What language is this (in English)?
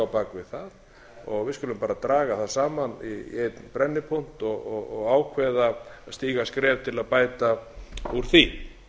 Icelandic